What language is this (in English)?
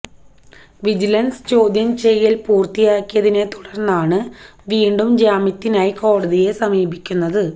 Malayalam